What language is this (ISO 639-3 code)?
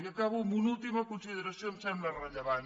cat